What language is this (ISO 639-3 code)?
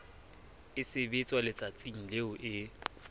sot